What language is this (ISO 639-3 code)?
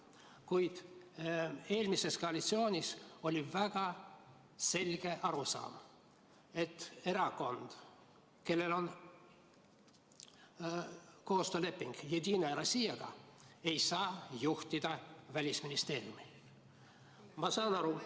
est